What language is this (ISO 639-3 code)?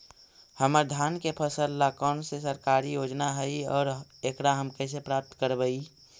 mag